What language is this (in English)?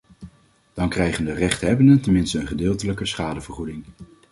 Dutch